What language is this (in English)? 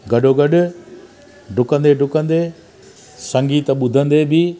Sindhi